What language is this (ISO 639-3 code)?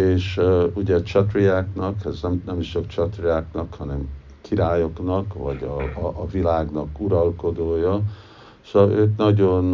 hun